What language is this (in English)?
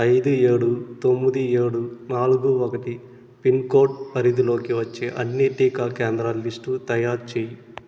Telugu